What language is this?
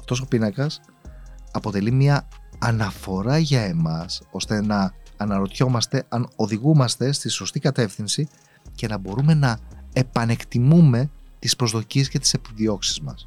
Greek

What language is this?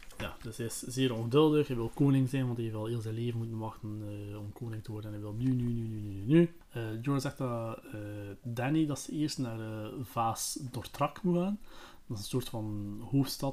Dutch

